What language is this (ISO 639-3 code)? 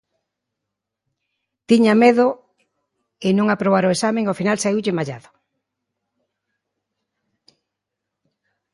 glg